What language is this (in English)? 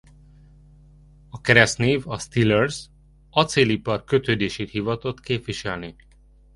Hungarian